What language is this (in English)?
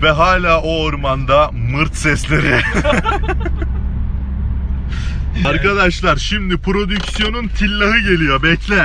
Turkish